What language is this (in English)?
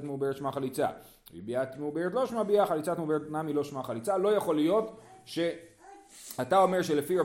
Hebrew